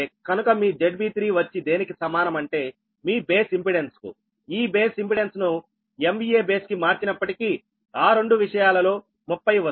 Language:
Telugu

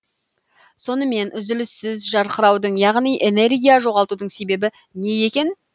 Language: Kazakh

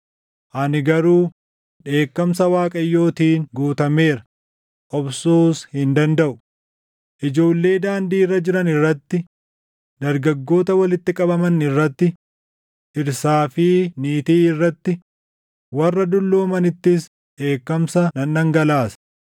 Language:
Oromo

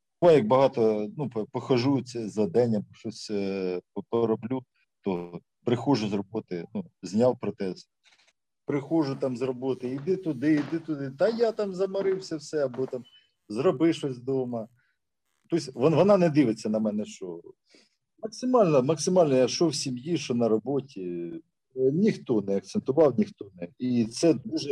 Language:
Ukrainian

